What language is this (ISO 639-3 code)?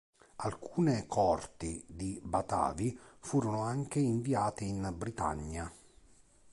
ita